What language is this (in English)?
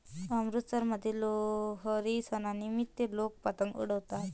Marathi